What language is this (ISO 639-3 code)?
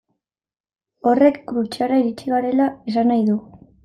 eus